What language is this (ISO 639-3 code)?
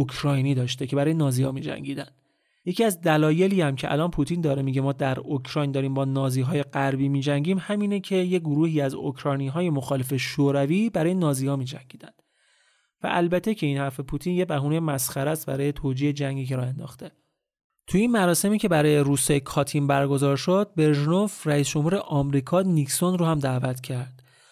fas